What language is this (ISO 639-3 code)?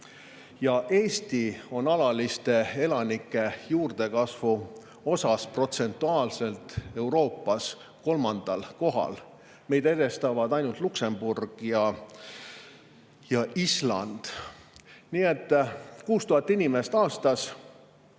est